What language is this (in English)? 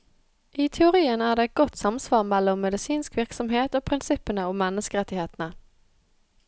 Norwegian